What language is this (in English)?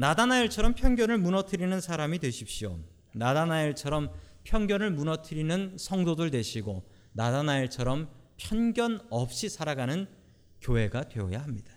Korean